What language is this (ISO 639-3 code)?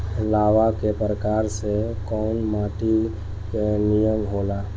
bho